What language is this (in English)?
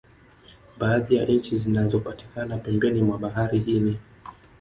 Swahili